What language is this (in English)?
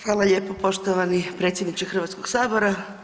Croatian